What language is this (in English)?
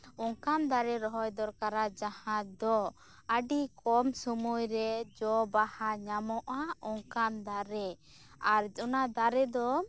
Santali